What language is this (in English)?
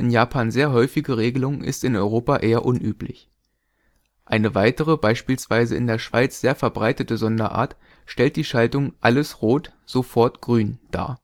German